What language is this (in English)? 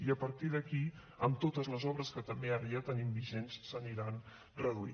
Catalan